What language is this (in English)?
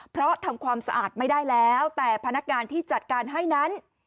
Thai